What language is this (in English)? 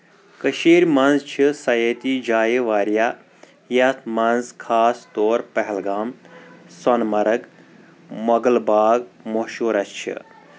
Kashmiri